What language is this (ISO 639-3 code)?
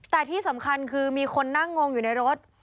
tha